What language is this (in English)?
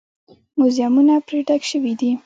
Pashto